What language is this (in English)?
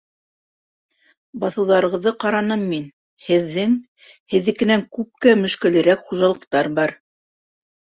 Bashkir